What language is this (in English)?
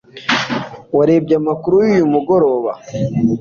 Kinyarwanda